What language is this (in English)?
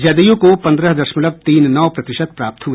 Hindi